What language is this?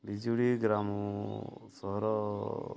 Odia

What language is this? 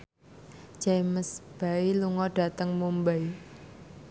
Javanese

